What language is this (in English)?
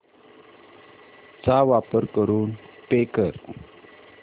Marathi